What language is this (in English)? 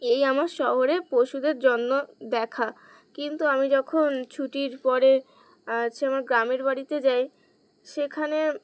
Bangla